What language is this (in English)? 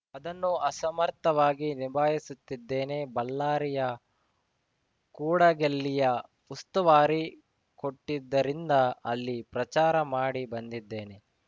Kannada